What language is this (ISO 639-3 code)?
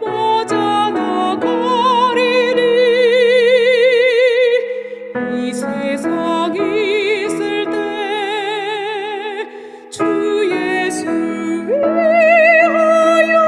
kor